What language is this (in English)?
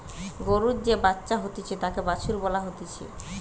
Bangla